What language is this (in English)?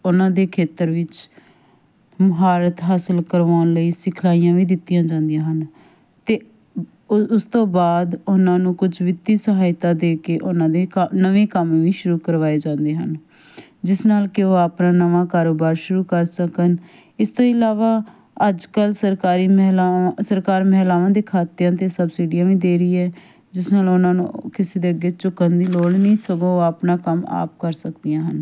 Punjabi